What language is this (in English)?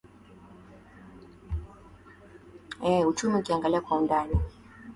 Swahili